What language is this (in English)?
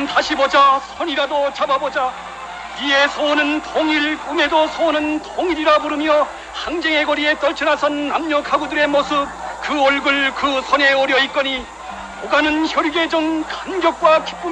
Korean